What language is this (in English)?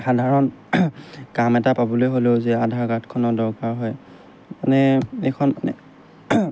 Assamese